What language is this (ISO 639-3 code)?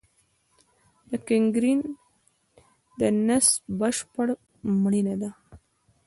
pus